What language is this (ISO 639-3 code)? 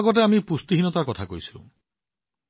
asm